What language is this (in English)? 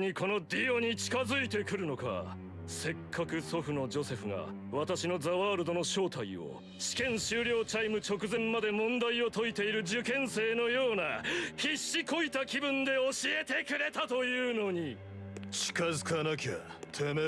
Japanese